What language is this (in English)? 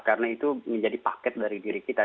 Indonesian